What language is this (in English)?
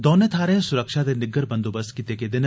Dogri